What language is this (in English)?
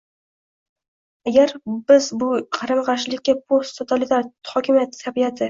Uzbek